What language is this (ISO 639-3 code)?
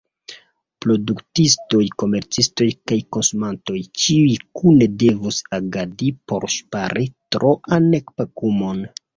epo